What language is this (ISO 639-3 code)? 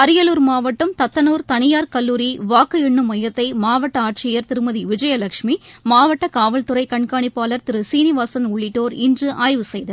tam